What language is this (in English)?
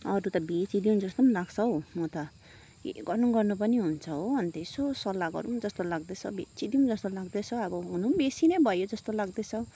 Nepali